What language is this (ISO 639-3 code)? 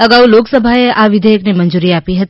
guj